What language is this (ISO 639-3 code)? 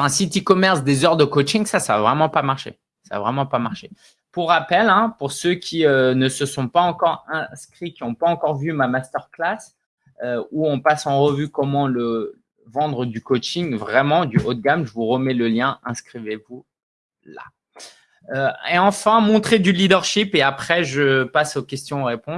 fra